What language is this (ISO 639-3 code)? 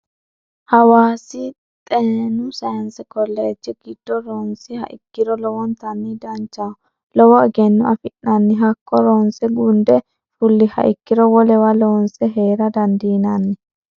sid